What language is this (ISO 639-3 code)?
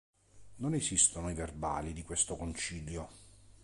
ita